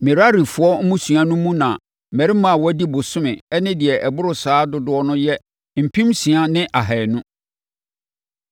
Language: Akan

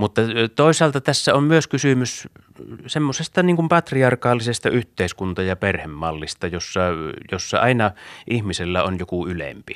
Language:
Finnish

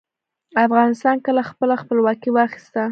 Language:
Pashto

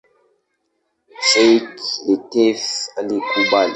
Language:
Swahili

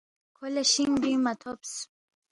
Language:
Balti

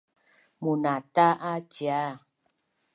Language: Bunun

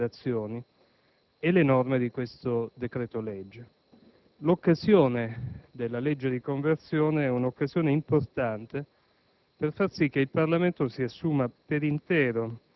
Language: Italian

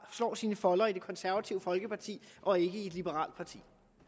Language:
Danish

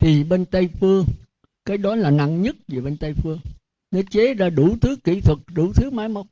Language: Vietnamese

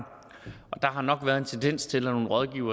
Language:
Danish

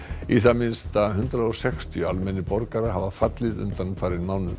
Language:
Icelandic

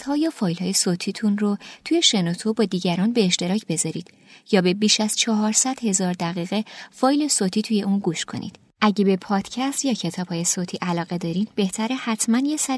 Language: Persian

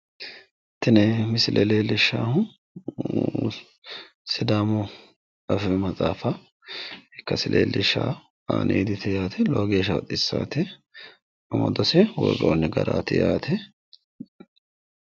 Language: Sidamo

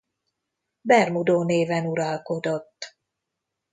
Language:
Hungarian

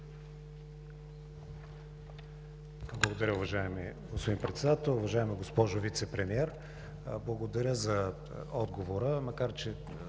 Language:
Bulgarian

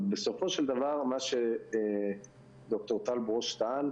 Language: Hebrew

